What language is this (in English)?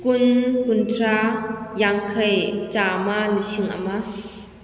Manipuri